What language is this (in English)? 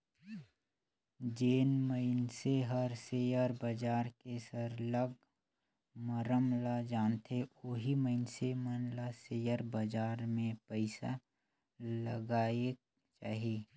Chhattisgarhi